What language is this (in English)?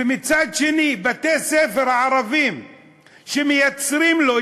Hebrew